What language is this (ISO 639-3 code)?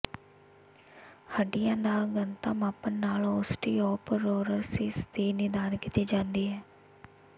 pan